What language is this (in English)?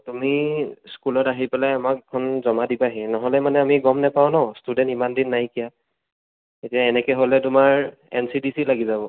Assamese